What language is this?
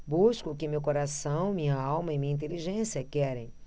Portuguese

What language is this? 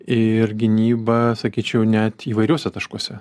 Lithuanian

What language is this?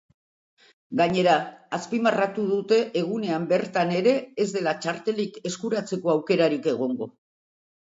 Basque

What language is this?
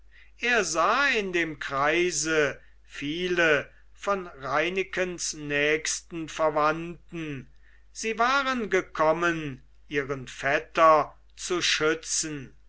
German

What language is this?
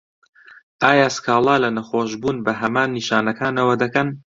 Central Kurdish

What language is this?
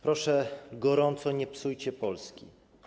Polish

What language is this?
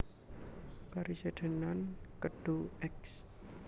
Javanese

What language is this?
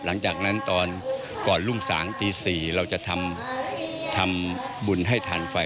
Thai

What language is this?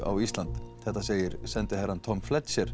Icelandic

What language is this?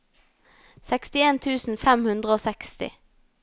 Norwegian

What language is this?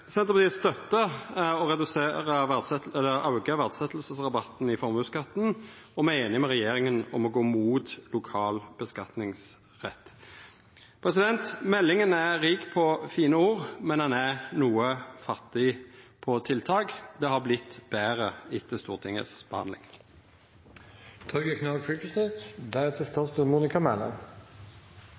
Norwegian Nynorsk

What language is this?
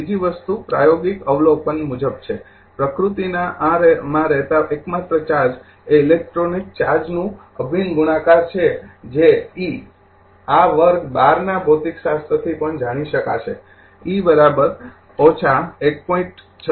Gujarati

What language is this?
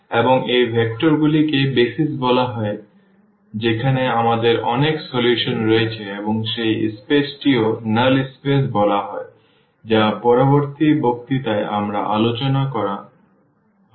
Bangla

